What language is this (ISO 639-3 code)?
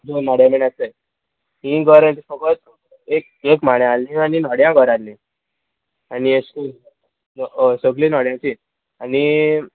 kok